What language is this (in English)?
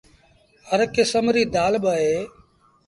Sindhi Bhil